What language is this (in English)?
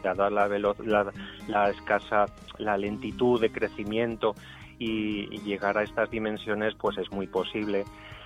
Spanish